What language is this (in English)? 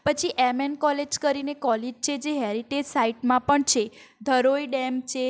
Gujarati